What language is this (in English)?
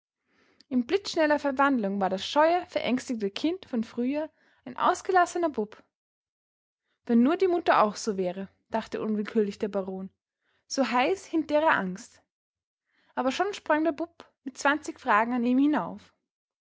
German